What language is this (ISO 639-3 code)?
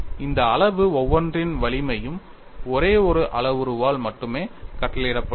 tam